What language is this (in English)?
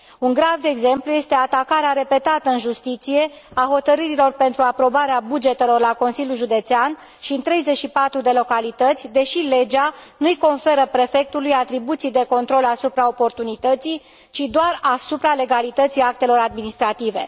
Romanian